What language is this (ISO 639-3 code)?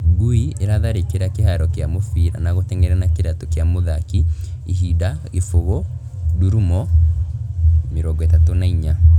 kik